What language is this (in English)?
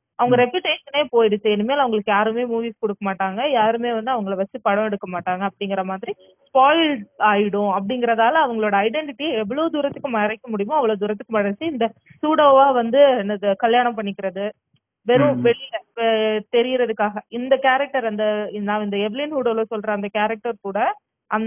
Tamil